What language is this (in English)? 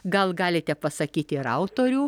Lithuanian